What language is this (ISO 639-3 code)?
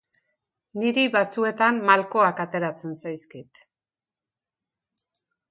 eus